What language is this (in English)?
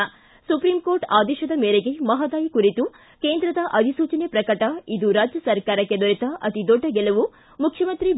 Kannada